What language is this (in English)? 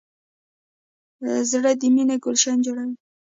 Pashto